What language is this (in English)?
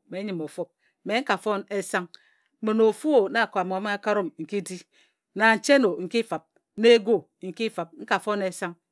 Ejagham